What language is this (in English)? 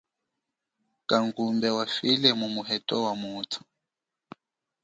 Chokwe